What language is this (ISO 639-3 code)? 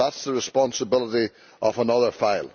eng